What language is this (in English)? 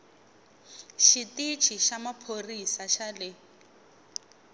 Tsonga